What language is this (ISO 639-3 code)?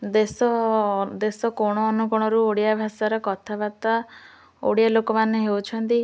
ori